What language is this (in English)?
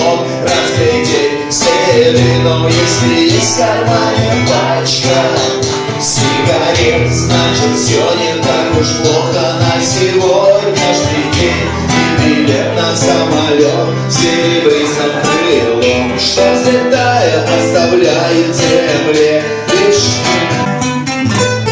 Russian